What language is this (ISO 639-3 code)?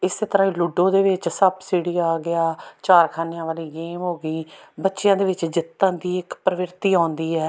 pan